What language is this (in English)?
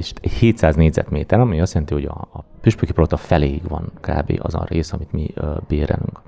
Hungarian